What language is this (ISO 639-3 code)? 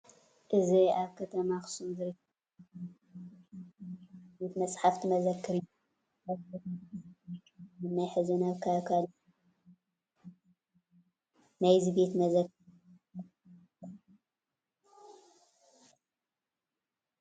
tir